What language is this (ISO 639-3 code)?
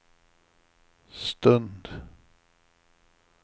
swe